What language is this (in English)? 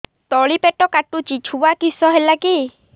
Odia